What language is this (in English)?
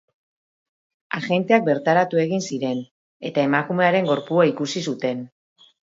Basque